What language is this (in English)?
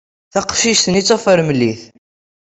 Kabyle